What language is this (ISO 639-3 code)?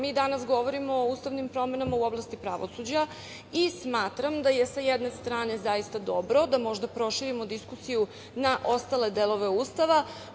srp